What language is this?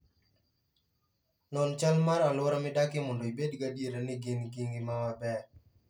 Luo (Kenya and Tanzania)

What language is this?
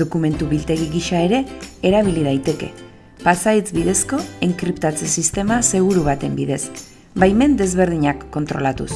Basque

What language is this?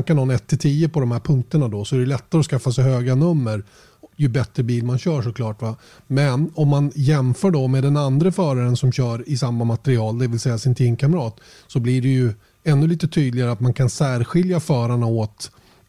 Swedish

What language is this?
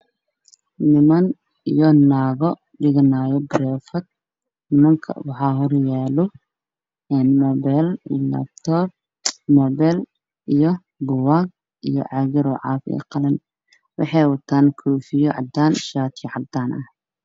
Somali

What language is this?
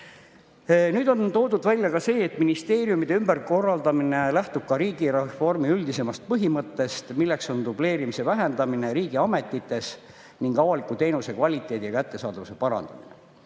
Estonian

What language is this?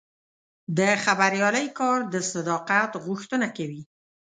Pashto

